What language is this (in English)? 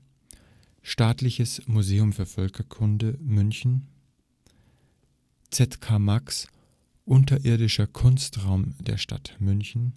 German